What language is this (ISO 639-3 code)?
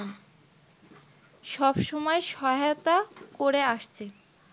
ben